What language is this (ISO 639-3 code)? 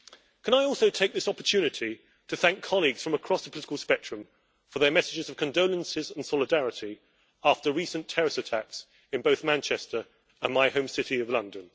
eng